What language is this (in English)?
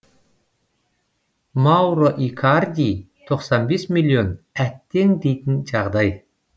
Kazakh